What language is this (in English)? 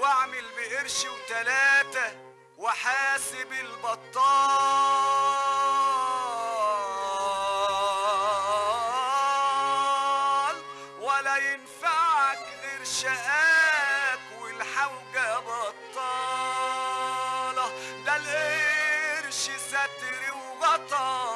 Arabic